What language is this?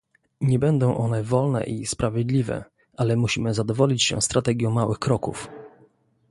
Polish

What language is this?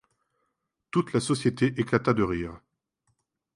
French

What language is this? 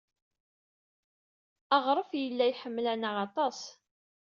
Kabyle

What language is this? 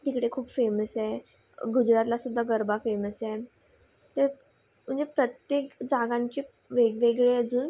Marathi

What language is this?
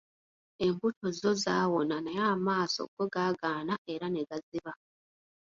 Ganda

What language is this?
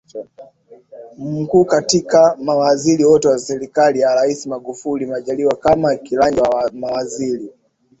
Swahili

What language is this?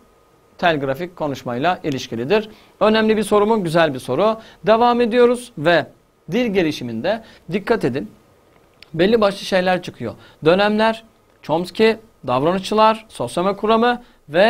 Turkish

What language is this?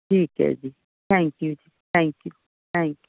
Punjabi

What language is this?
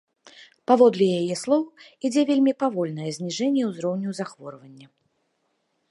Belarusian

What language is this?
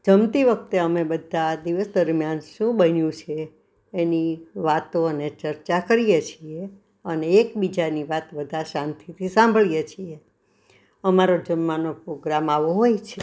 Gujarati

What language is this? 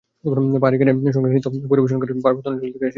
Bangla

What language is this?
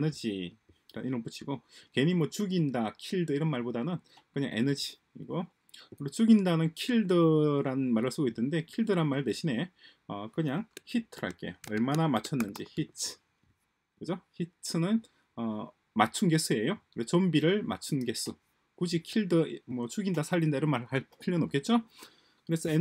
Korean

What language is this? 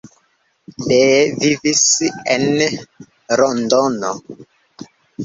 Esperanto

